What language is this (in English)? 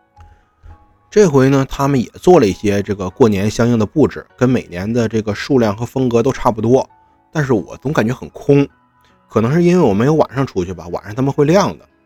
Chinese